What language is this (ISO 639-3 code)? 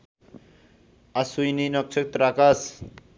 nep